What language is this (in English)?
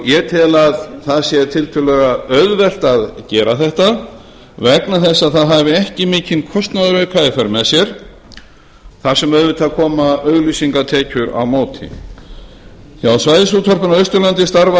Icelandic